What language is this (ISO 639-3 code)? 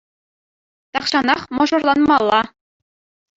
chv